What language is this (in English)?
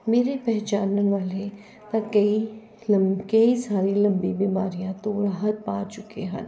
Punjabi